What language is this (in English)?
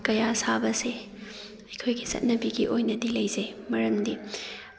Manipuri